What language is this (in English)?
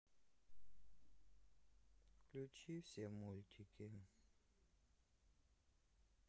Russian